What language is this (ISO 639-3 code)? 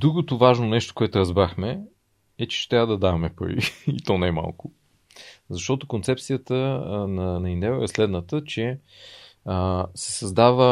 bul